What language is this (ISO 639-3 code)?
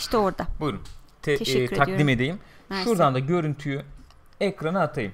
tur